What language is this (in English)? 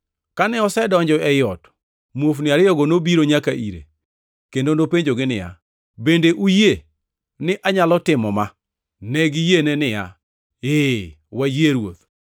Luo (Kenya and Tanzania)